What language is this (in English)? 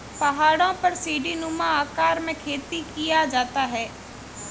Hindi